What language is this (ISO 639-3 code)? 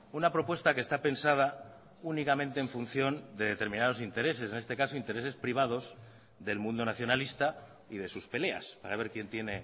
spa